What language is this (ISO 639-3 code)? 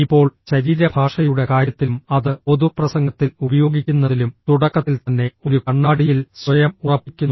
mal